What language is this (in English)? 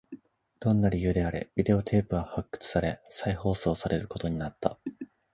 Japanese